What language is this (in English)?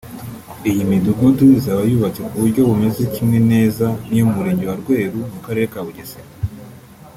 Kinyarwanda